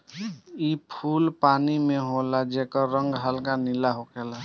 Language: Bhojpuri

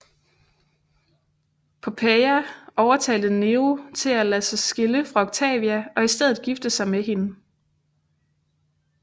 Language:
Danish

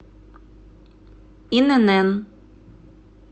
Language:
Russian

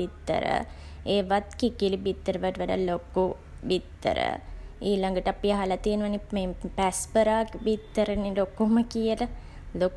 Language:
Sinhala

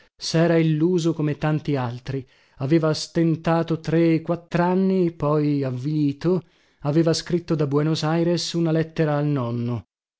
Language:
Italian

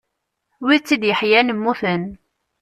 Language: Kabyle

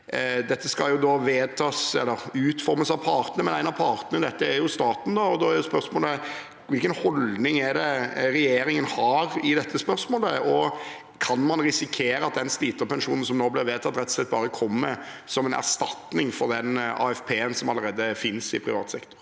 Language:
Norwegian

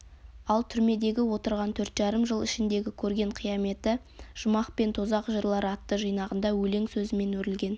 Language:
Kazakh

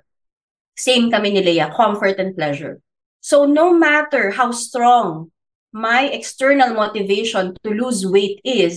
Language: Filipino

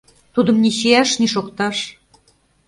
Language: Mari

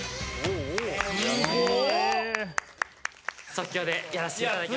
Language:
Japanese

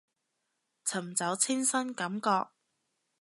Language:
Cantonese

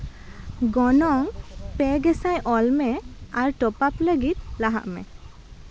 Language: Santali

